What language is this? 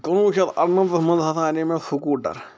Kashmiri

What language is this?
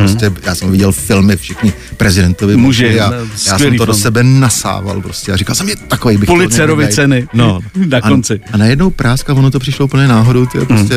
Czech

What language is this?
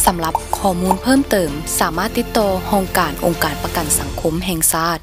Thai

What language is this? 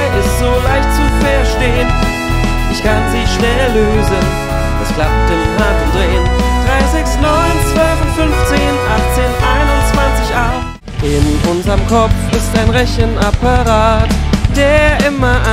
German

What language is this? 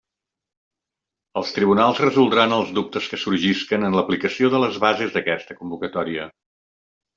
Catalan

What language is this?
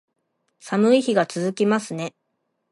Japanese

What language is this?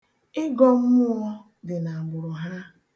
Igbo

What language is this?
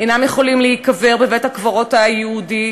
Hebrew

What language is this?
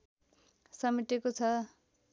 Nepali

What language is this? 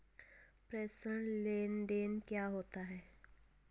Hindi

